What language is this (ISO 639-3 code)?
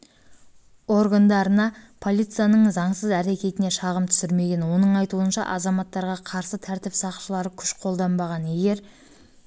kaz